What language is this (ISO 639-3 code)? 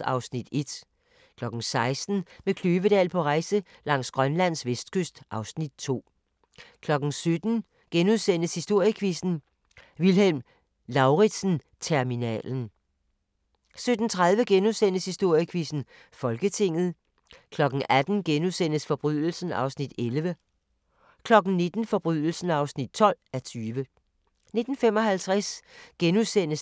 dan